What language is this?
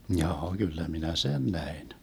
Finnish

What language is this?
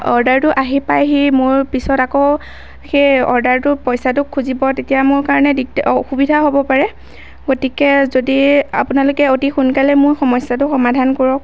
Assamese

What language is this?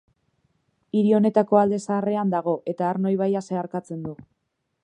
Basque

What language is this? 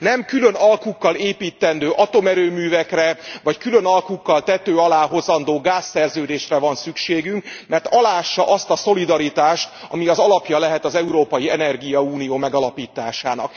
Hungarian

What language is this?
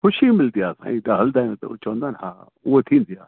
Sindhi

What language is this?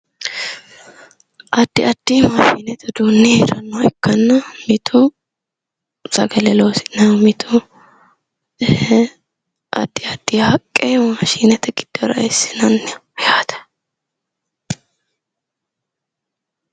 Sidamo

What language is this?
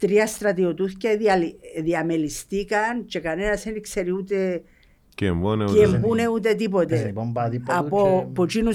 Greek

